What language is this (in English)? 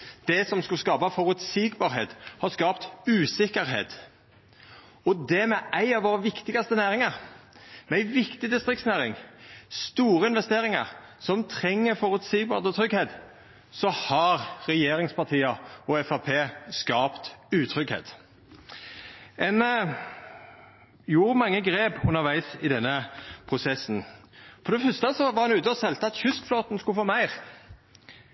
Norwegian Nynorsk